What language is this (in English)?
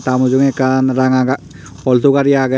Chakma